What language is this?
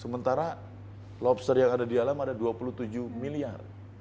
Indonesian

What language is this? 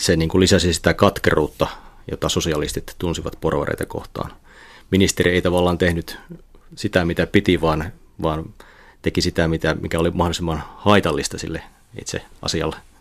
Finnish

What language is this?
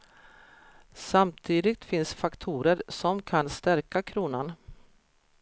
Swedish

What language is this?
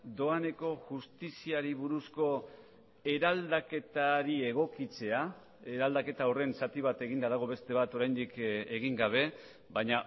Basque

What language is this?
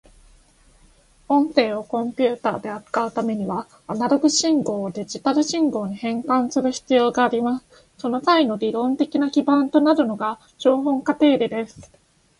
Japanese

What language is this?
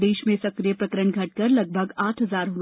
Hindi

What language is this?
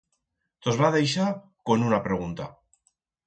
Aragonese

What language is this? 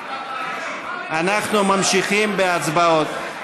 Hebrew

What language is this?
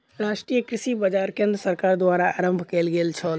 Maithili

